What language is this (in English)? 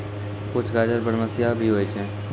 Maithili